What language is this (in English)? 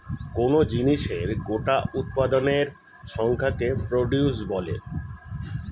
Bangla